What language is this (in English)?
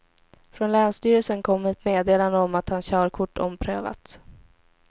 Swedish